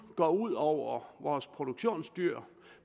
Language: Danish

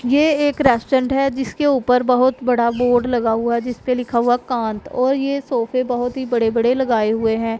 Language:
Hindi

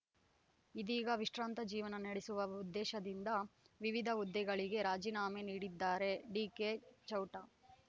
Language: Kannada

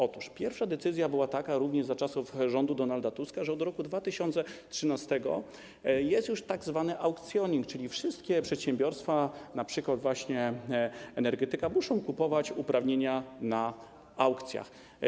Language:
Polish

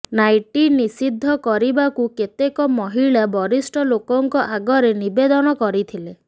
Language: Odia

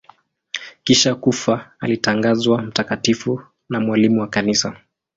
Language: Swahili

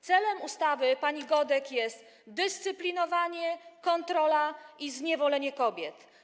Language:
Polish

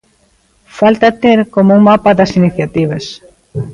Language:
Galician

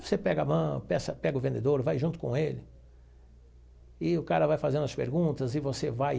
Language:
Portuguese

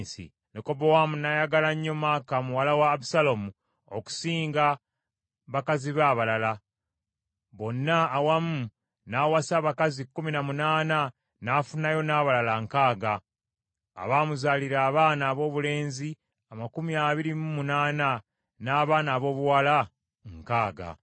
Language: Ganda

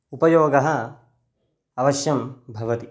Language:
Sanskrit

